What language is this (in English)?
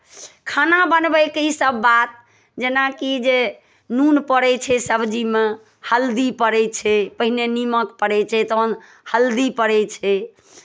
Maithili